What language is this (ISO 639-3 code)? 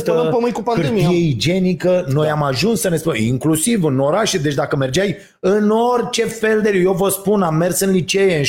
ron